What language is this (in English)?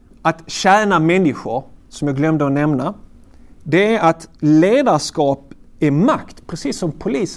Swedish